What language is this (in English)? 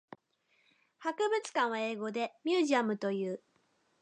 Japanese